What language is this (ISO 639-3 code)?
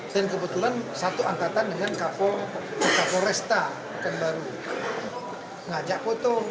ind